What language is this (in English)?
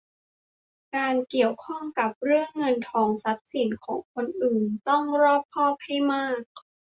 Thai